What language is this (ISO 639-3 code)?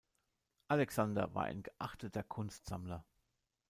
deu